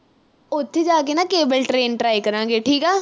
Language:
Punjabi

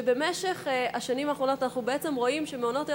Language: Hebrew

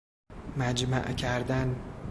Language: Persian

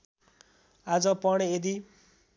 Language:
Nepali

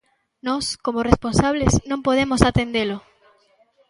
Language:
Galician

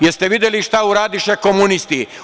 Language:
Serbian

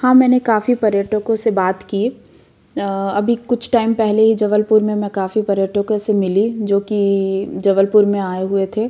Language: Hindi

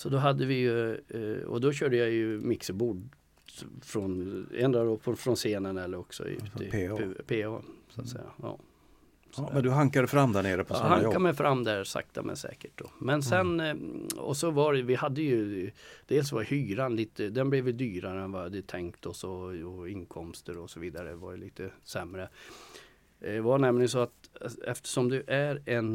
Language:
Swedish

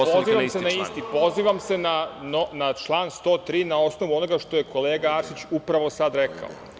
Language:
Serbian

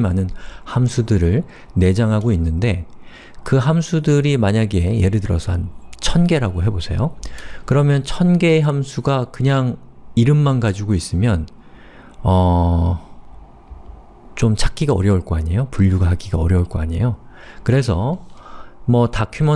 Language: Korean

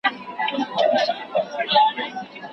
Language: Pashto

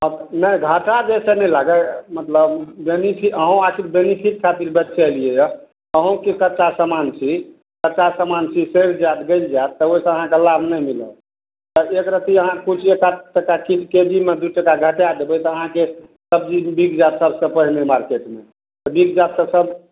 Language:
Maithili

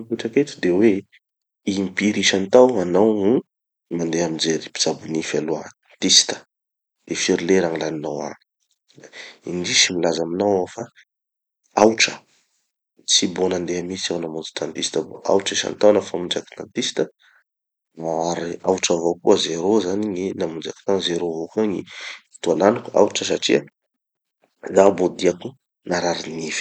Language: Tanosy Malagasy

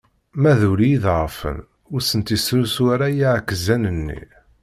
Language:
Kabyle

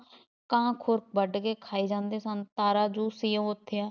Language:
Punjabi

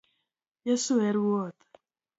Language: Luo (Kenya and Tanzania)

